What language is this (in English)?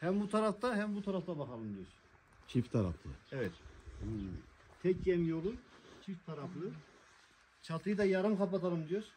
Turkish